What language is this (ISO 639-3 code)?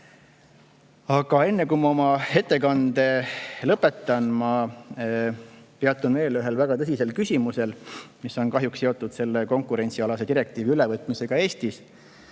est